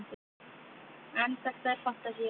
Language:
Icelandic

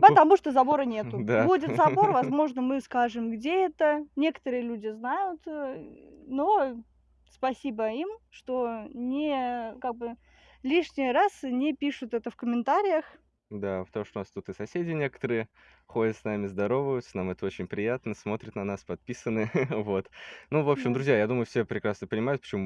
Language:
Russian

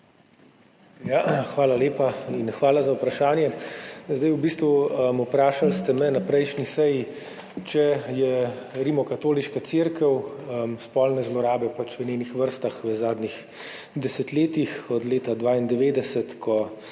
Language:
Slovenian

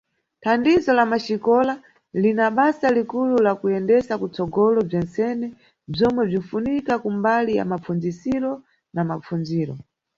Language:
Nyungwe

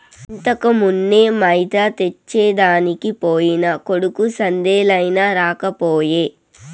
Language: Telugu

